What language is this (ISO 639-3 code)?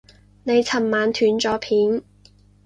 yue